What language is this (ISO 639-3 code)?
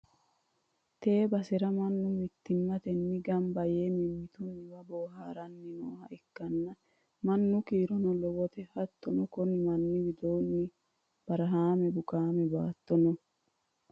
sid